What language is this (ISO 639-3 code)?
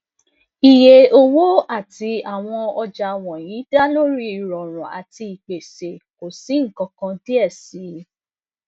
yor